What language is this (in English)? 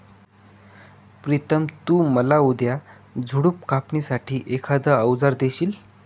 Marathi